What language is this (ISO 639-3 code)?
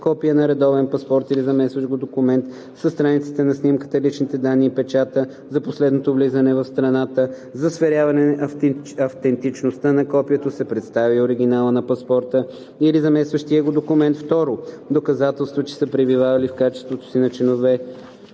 bul